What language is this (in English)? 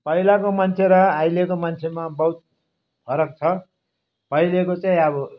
Nepali